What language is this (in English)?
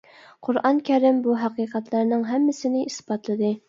Uyghur